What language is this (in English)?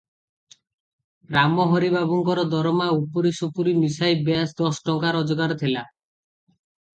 Odia